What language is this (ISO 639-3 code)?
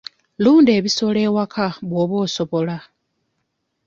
lug